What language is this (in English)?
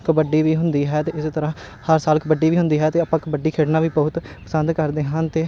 Punjabi